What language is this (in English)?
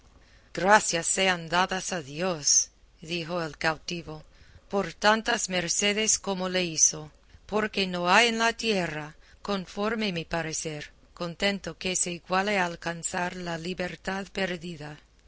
Spanish